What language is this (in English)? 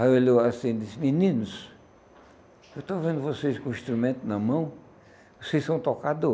Portuguese